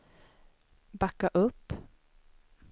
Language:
Swedish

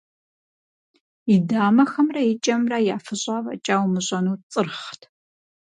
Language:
Kabardian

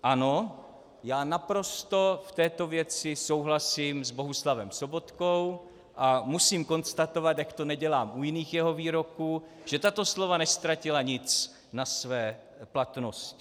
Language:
Czech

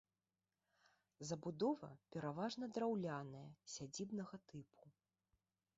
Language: Belarusian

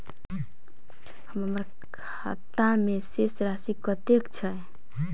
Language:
Maithili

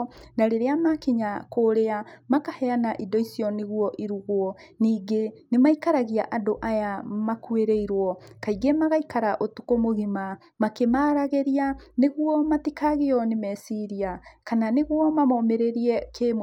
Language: Kikuyu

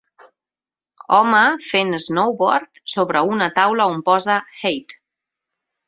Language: Catalan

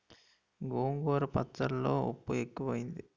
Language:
Telugu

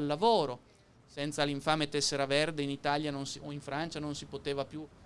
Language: Italian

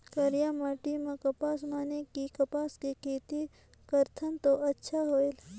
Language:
Chhattisgarhi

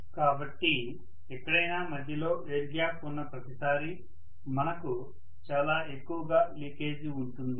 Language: Telugu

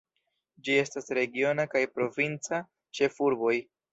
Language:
Esperanto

